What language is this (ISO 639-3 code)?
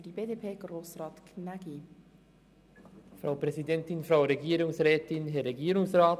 gsw